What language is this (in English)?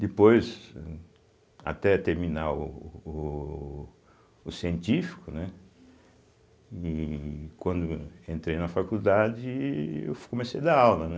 Portuguese